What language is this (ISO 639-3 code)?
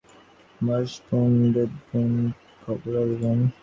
ben